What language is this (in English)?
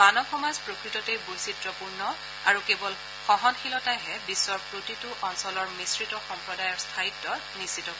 Assamese